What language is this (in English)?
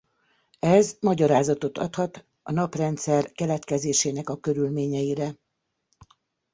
Hungarian